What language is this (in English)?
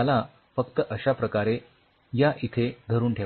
Marathi